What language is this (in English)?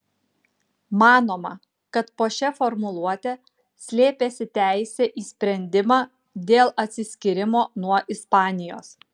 Lithuanian